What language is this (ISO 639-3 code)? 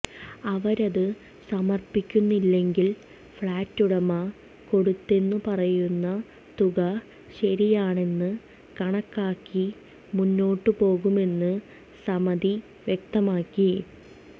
mal